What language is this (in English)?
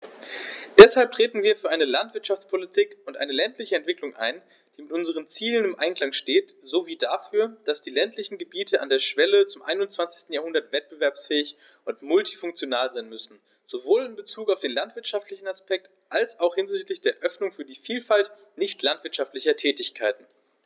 German